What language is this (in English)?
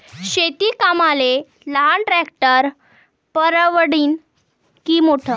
Marathi